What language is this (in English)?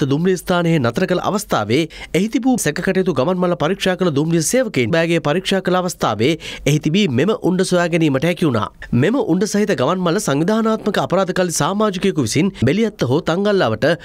Arabic